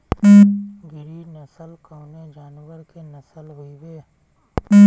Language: Bhojpuri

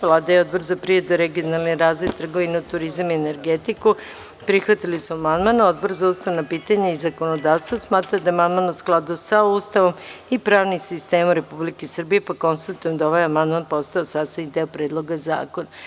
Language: Serbian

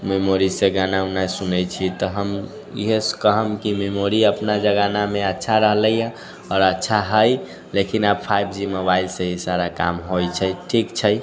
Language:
Maithili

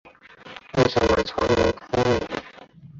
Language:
Chinese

